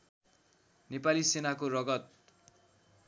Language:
Nepali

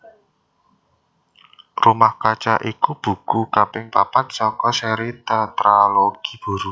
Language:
Javanese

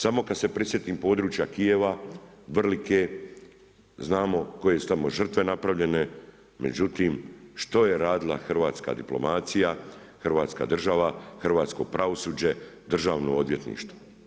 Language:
Croatian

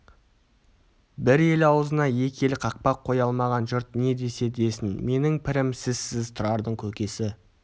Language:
Kazakh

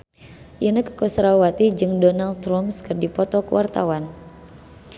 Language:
Sundanese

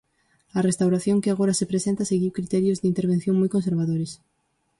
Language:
Galician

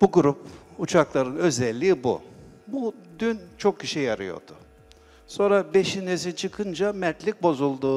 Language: Turkish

